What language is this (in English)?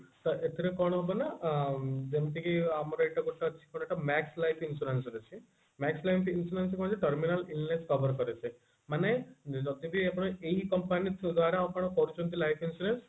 Odia